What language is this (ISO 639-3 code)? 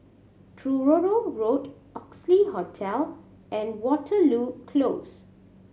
eng